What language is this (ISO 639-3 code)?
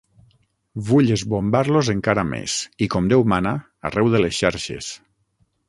cat